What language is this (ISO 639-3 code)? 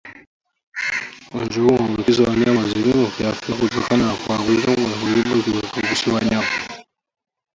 swa